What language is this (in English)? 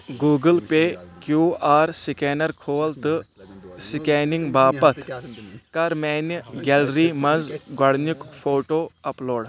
Kashmiri